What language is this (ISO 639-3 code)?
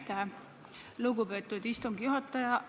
est